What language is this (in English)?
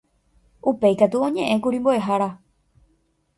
Guarani